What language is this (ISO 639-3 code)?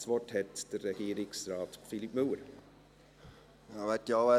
gsw